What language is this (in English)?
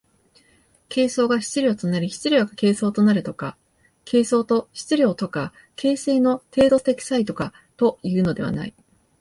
Japanese